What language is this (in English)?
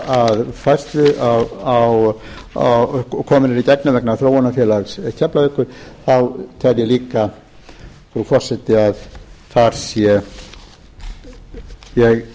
Icelandic